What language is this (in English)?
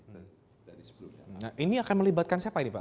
Indonesian